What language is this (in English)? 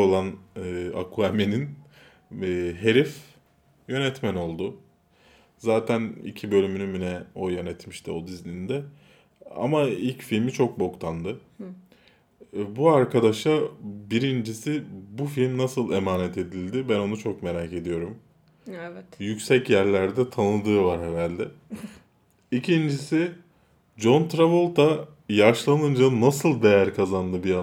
Turkish